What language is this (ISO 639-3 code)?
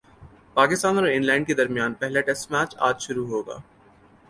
urd